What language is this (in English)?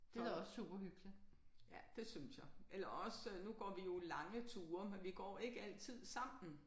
Danish